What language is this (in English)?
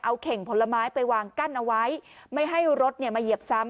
Thai